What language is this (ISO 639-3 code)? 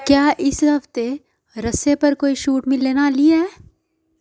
doi